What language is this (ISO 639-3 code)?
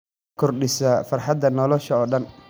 som